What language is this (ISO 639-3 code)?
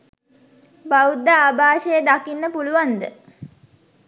sin